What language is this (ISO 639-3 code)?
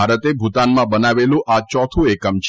guj